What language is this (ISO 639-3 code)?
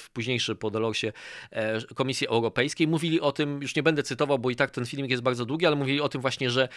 pol